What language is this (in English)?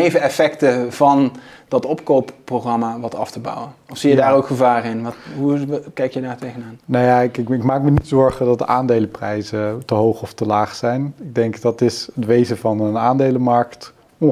Dutch